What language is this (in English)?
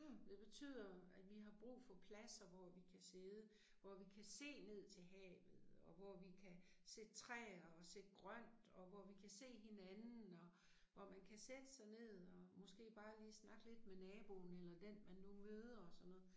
Danish